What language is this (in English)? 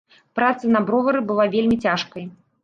Belarusian